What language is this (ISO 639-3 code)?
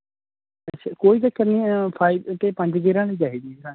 pan